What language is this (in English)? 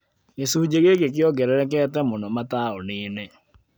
Kikuyu